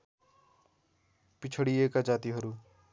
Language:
Nepali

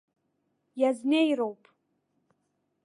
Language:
Abkhazian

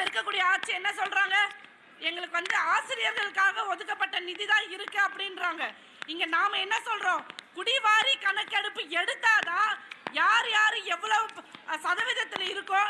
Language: Tamil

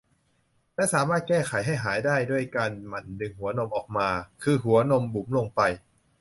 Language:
Thai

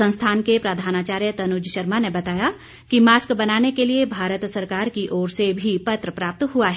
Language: Hindi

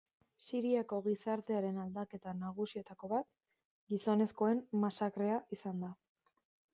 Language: Basque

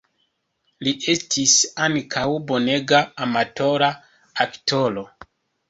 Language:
Esperanto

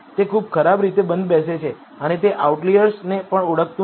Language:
Gujarati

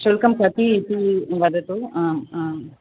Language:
Sanskrit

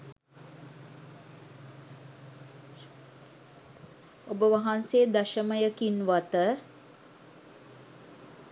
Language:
Sinhala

